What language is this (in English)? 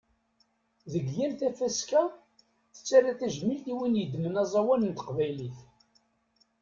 Kabyle